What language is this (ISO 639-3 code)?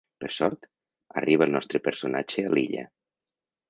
cat